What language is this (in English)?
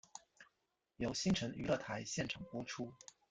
Chinese